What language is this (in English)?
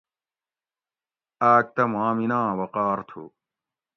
Gawri